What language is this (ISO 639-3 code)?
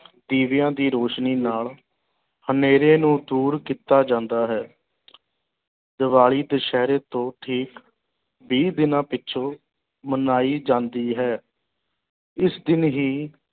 pan